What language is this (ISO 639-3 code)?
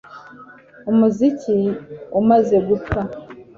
kin